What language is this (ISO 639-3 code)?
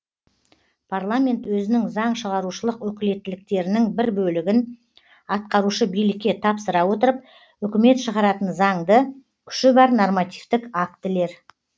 kaz